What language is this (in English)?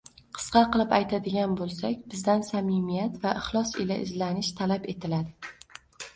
Uzbek